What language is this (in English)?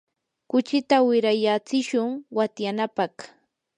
Yanahuanca Pasco Quechua